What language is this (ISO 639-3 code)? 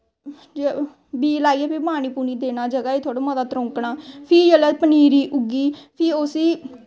doi